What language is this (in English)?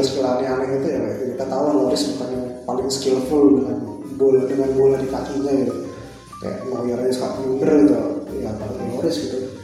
Indonesian